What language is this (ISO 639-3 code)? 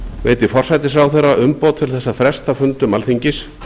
isl